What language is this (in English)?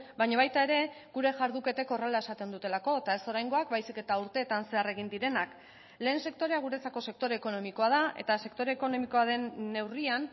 Basque